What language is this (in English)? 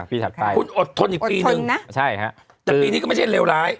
Thai